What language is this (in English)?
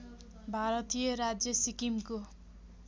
Nepali